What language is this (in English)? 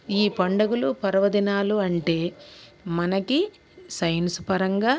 Telugu